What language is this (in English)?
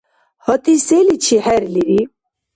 Dargwa